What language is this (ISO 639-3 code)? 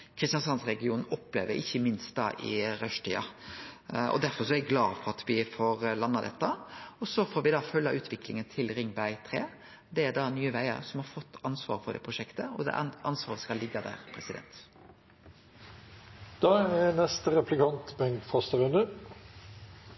nor